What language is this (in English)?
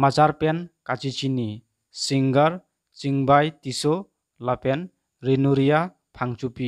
Indonesian